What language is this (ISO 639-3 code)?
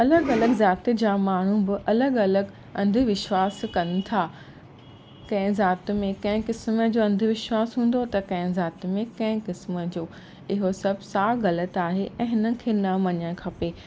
snd